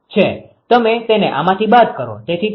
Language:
Gujarati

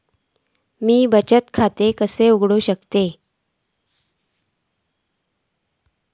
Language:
Marathi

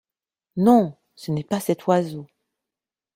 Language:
French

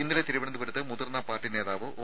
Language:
Malayalam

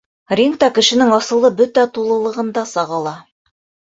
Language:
Bashkir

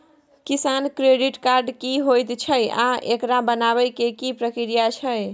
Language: Maithili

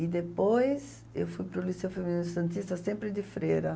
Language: Portuguese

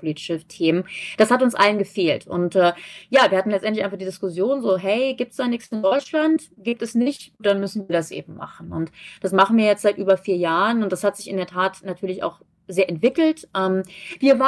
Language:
German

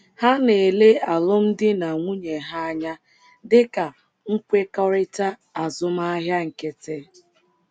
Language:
Igbo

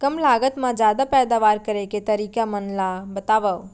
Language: Chhattisgarhi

